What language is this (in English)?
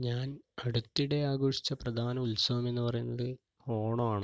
Malayalam